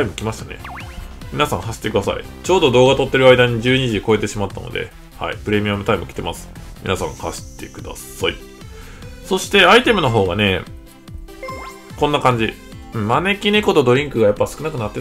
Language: Japanese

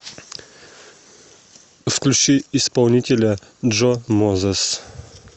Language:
Russian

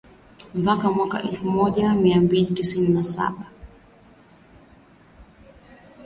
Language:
Swahili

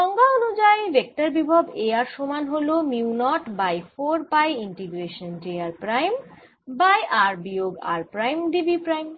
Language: Bangla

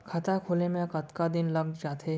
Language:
Chhattisgarhi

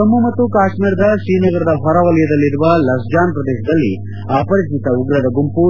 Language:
Kannada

